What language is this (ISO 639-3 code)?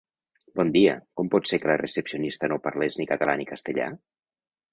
cat